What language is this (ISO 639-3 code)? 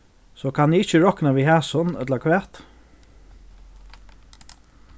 fao